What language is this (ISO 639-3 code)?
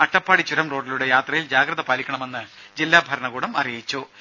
mal